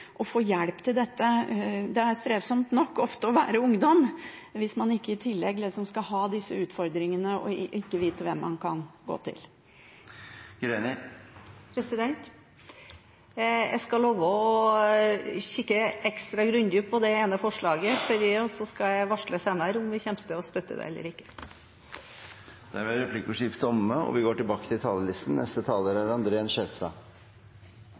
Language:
Norwegian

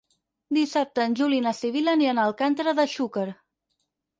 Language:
Catalan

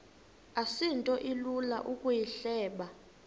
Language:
Xhosa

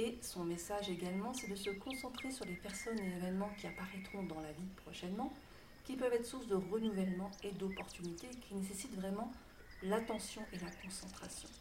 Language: French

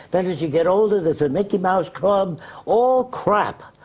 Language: English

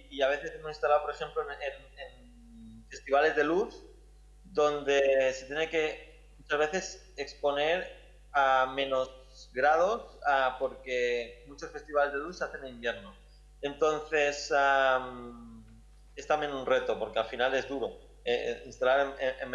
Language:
Spanish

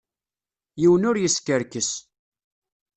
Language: Kabyle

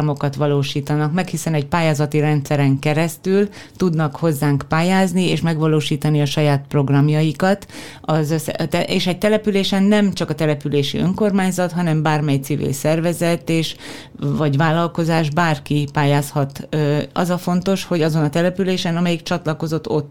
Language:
Hungarian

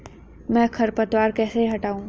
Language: Hindi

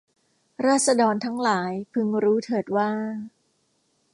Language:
Thai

